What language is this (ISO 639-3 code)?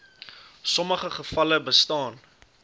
afr